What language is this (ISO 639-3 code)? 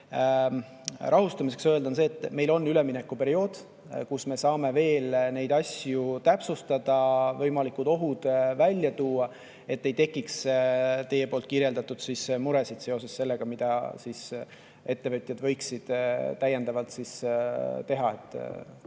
est